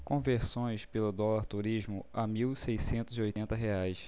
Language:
Portuguese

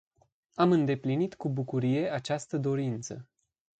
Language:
Romanian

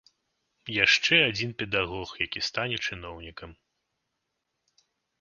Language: Belarusian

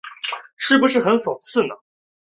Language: Chinese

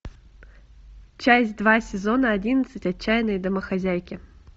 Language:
Russian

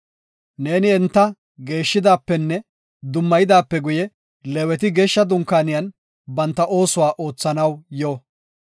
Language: Gofa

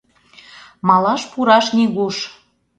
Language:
Mari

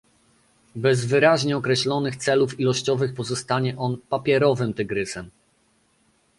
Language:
Polish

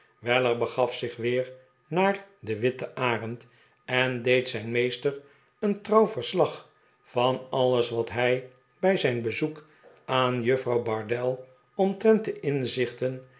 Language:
Dutch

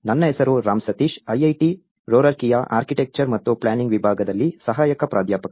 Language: Kannada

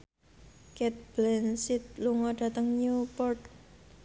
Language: Javanese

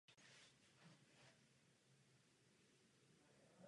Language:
Czech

